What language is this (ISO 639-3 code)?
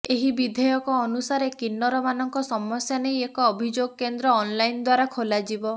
ori